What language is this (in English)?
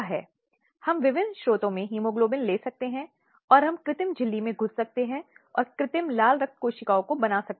Hindi